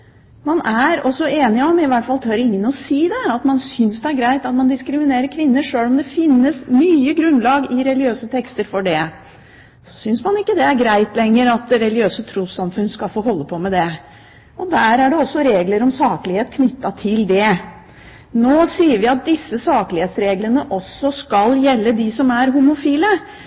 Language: Norwegian Bokmål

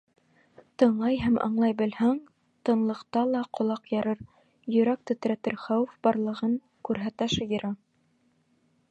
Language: Bashkir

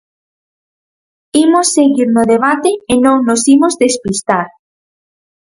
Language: Galician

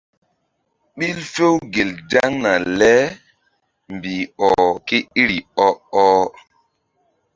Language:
Mbum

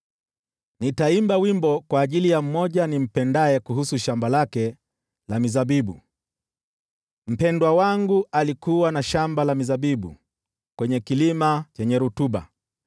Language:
Swahili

